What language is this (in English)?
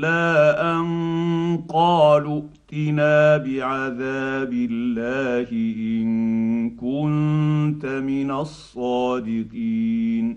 Arabic